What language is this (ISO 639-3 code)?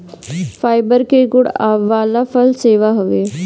bho